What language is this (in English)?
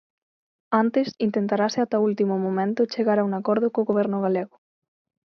Galician